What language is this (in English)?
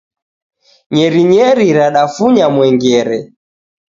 Taita